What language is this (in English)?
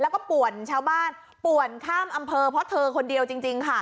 Thai